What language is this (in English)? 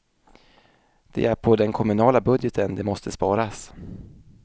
Swedish